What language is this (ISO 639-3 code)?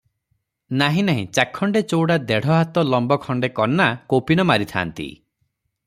ori